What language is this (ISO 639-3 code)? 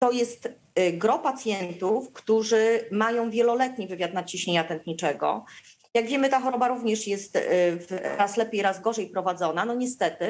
pol